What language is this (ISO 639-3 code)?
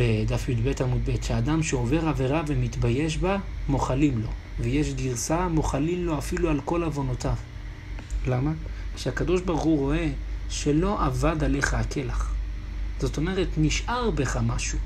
heb